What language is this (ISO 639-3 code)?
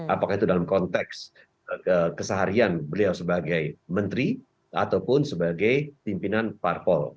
ind